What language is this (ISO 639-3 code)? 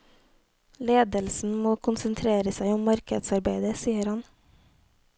nor